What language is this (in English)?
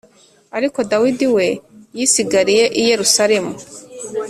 Kinyarwanda